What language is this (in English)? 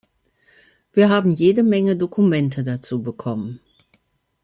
German